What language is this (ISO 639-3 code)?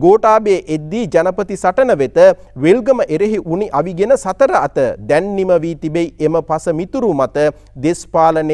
ind